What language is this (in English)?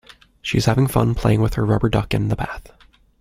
English